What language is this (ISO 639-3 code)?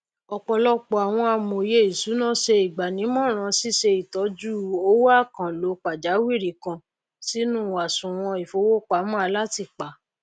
yor